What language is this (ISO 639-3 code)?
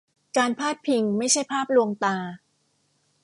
tha